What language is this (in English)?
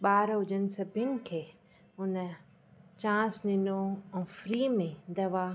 Sindhi